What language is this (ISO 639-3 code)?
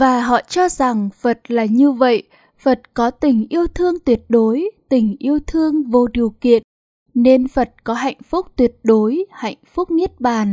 vie